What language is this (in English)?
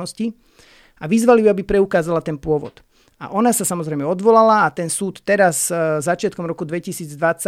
Slovak